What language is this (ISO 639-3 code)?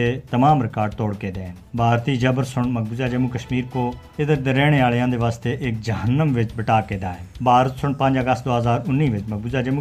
urd